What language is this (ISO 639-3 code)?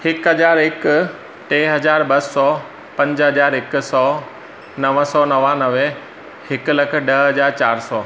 snd